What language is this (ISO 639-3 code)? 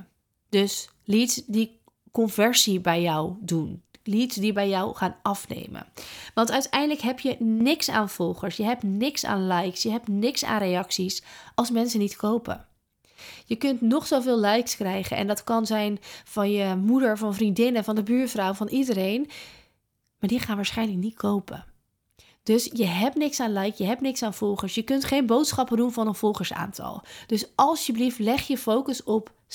nld